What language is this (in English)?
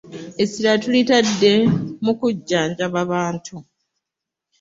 Ganda